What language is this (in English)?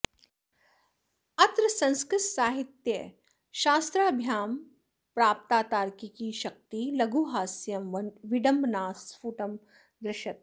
Sanskrit